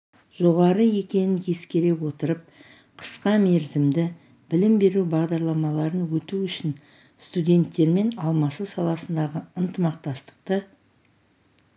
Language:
Kazakh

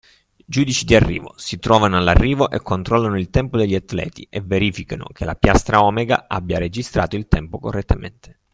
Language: Italian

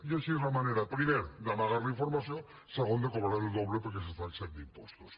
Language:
Catalan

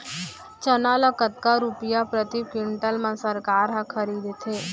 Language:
Chhattisgarhi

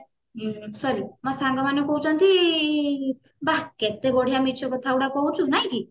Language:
Odia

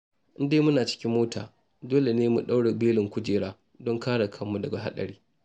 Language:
Hausa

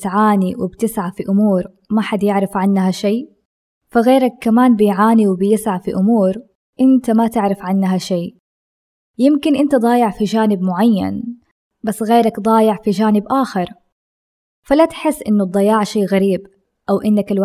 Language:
Arabic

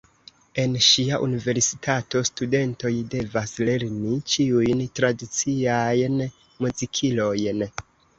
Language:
Esperanto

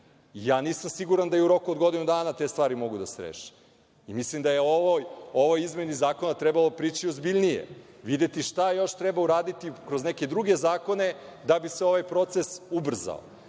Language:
Serbian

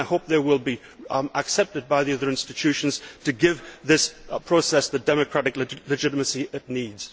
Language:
English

